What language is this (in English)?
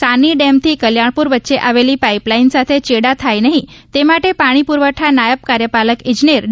Gujarati